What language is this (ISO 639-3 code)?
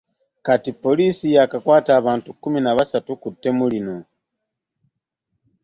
lug